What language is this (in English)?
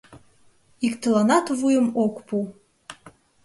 Mari